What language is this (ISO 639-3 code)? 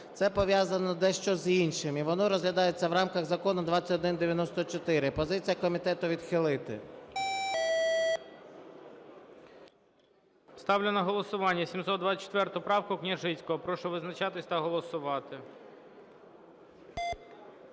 ukr